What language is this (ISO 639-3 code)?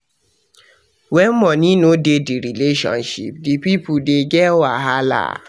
pcm